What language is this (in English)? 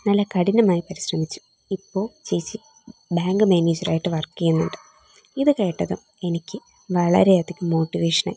Malayalam